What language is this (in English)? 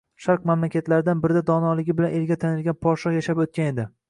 Uzbek